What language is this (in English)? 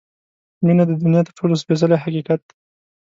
Pashto